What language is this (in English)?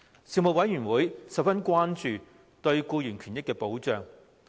Cantonese